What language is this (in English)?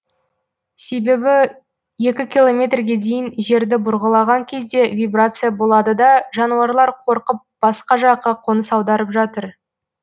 Kazakh